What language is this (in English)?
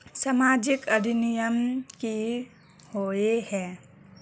Magahi